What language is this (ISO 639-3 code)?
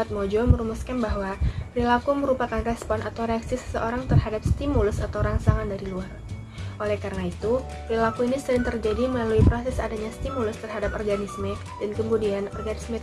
ind